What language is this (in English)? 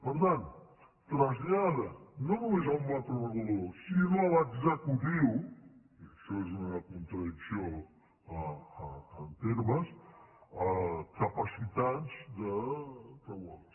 Catalan